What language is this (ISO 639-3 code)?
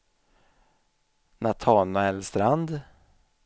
swe